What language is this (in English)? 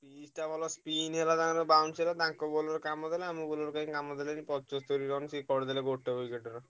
Odia